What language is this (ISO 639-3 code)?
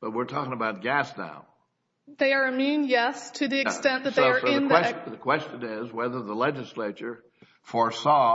eng